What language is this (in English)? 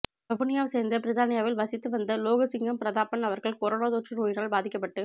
Tamil